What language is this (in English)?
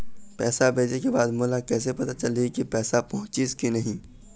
Chhattisgarhi